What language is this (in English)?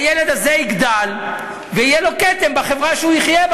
Hebrew